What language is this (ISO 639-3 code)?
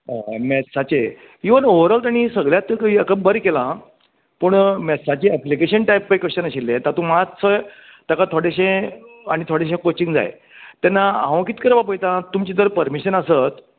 kok